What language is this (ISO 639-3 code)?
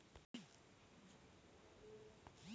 hne